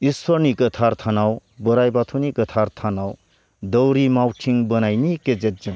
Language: Bodo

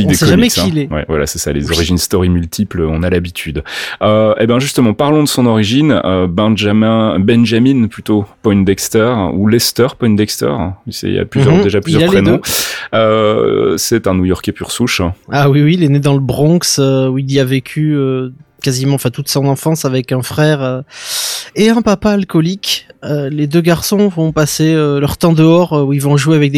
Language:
French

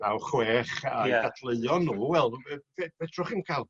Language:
Welsh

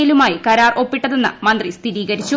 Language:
Malayalam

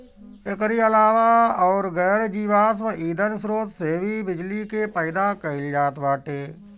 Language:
Bhojpuri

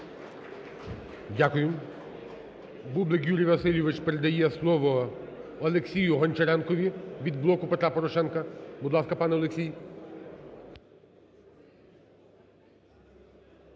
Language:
Ukrainian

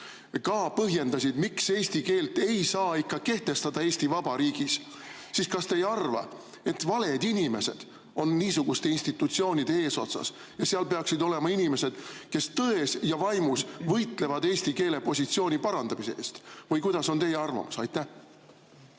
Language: Estonian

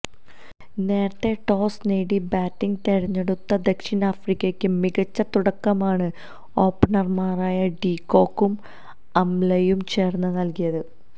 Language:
Malayalam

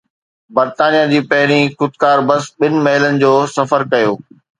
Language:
Sindhi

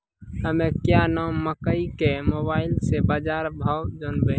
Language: Maithili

